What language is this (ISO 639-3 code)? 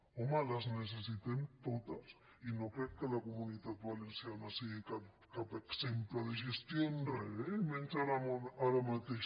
cat